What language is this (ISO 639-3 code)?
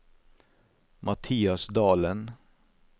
nor